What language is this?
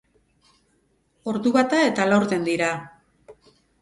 Basque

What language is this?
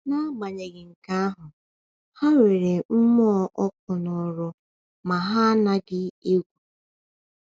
Igbo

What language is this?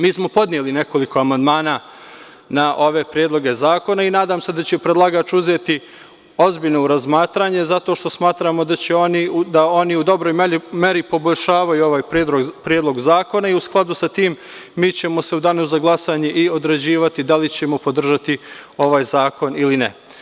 Serbian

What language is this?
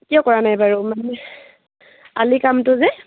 Assamese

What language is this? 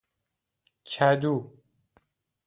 Persian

